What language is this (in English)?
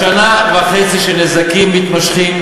Hebrew